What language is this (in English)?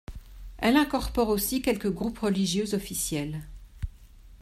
French